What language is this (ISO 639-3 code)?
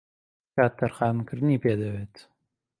ckb